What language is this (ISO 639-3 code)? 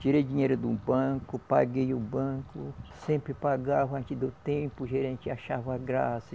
por